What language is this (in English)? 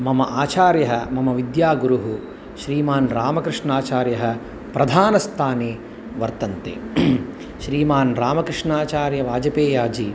Sanskrit